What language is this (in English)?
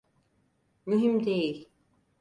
Turkish